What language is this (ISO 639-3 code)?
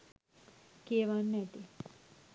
sin